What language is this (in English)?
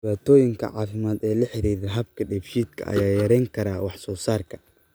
Somali